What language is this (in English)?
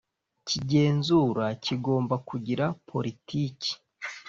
Kinyarwanda